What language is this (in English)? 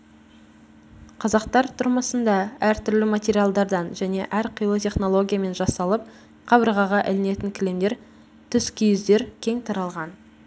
Kazakh